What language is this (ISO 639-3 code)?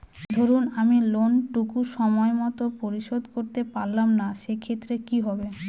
ben